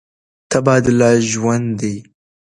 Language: Pashto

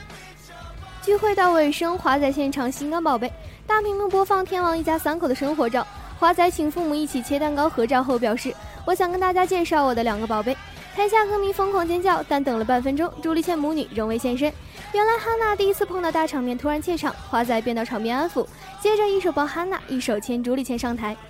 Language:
Chinese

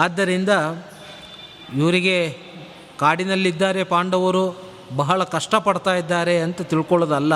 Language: Kannada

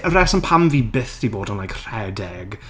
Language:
Welsh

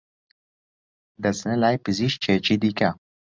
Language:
Central Kurdish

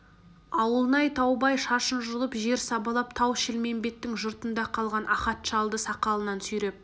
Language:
Kazakh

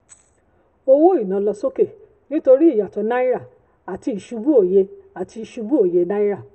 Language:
Yoruba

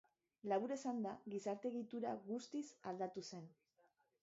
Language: Basque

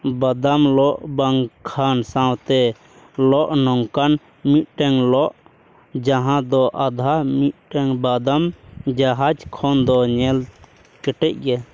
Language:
Santali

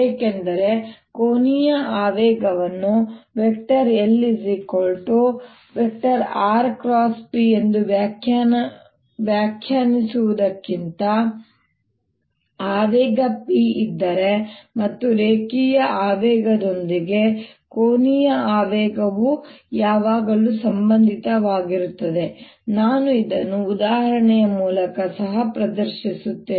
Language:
Kannada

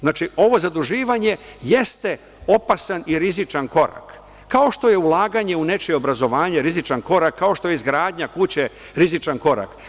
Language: Serbian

